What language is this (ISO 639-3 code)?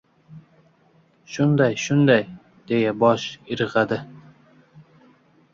uzb